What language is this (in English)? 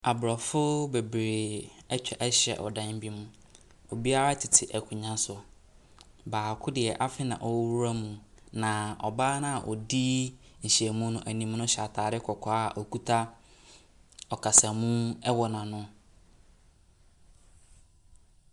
Akan